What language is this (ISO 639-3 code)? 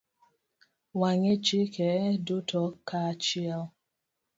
luo